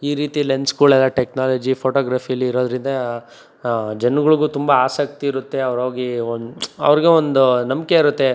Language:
Kannada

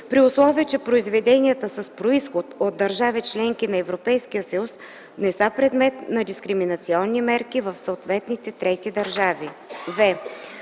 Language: Bulgarian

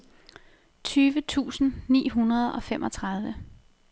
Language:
Danish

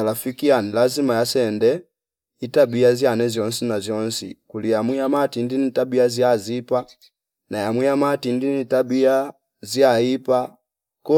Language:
Fipa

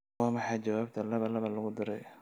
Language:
Somali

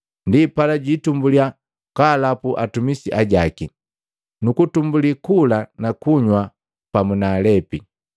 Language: Matengo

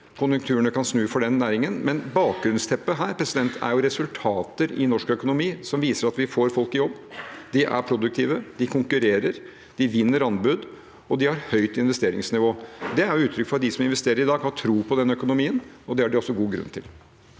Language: Norwegian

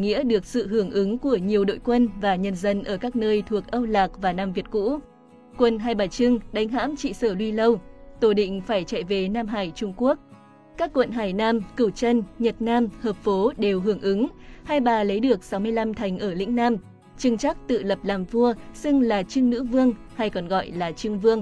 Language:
Vietnamese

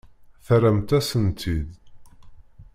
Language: Kabyle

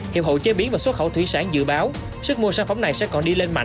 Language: Vietnamese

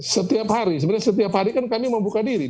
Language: Indonesian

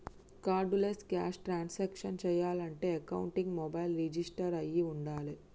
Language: Telugu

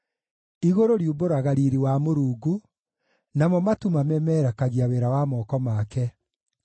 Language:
Kikuyu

